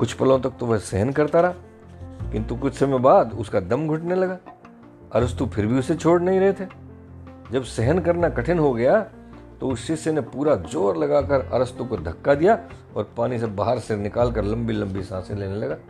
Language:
Hindi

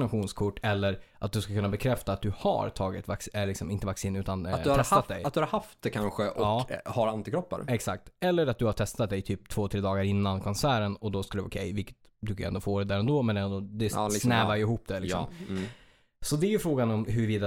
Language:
Swedish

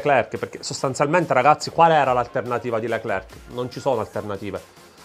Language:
Italian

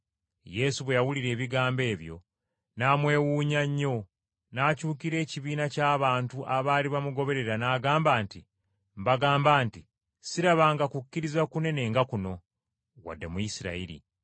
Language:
Ganda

